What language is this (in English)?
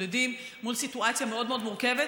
Hebrew